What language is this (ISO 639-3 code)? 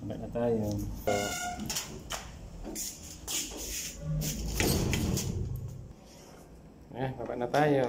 fil